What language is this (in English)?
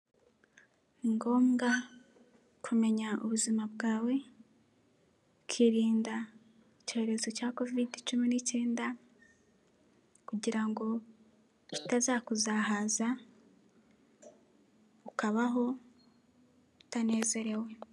Kinyarwanda